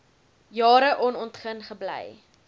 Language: Afrikaans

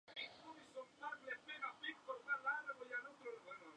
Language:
Spanish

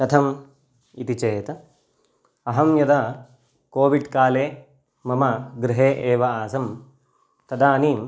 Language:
Sanskrit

